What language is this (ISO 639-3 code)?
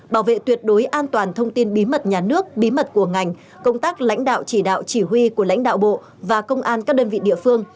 vie